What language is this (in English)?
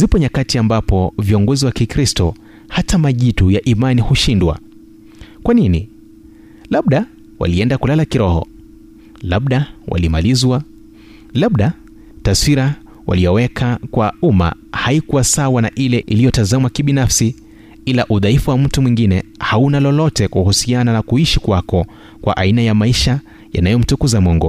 Swahili